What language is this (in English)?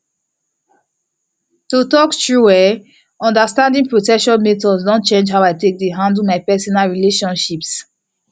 Nigerian Pidgin